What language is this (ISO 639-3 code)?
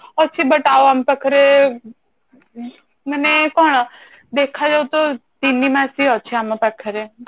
ori